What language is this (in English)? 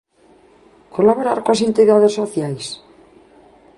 Galician